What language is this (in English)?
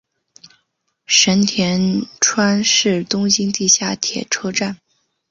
Chinese